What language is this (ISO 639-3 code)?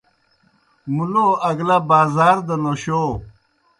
plk